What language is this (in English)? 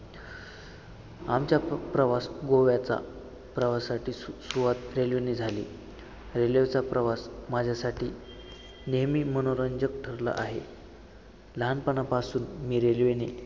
Marathi